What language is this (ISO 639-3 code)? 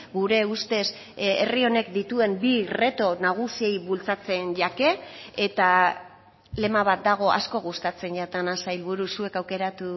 eus